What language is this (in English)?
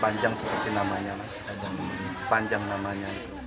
Indonesian